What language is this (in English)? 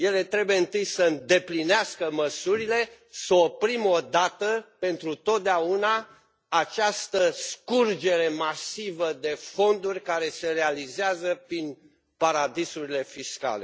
Romanian